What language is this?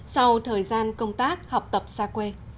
Vietnamese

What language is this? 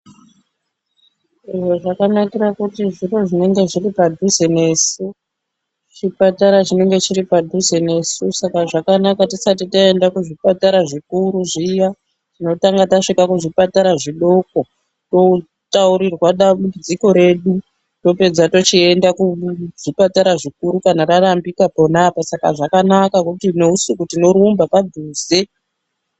Ndau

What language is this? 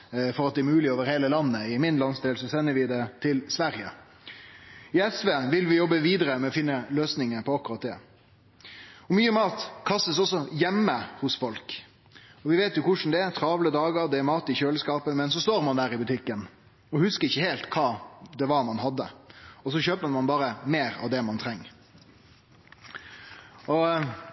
Norwegian Nynorsk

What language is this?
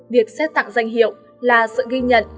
Vietnamese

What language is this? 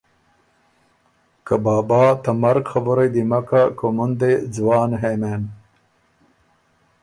Ormuri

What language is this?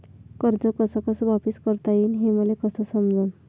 Marathi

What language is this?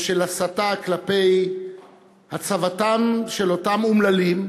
Hebrew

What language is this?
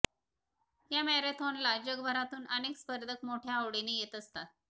Marathi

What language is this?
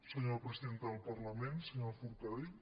Catalan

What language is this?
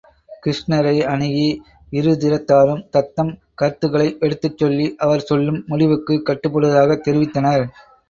Tamil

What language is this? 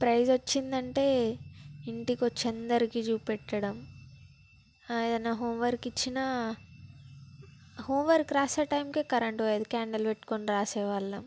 Telugu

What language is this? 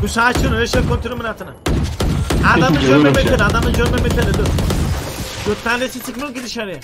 Turkish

